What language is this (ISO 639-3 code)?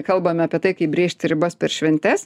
lit